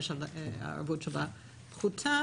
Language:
Hebrew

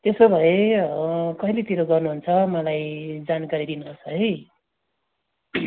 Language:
Nepali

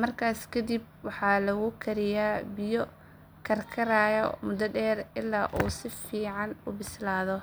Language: Somali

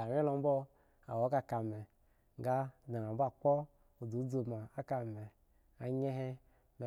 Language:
Eggon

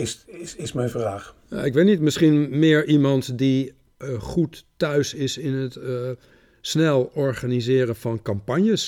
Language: Dutch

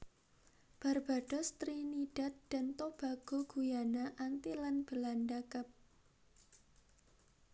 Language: Javanese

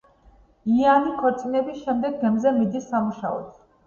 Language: Georgian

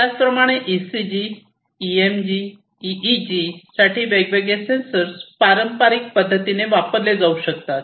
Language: Marathi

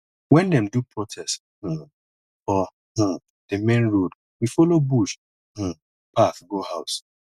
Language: Nigerian Pidgin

